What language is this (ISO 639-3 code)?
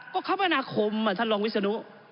tha